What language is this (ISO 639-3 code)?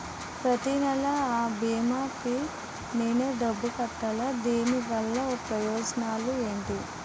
tel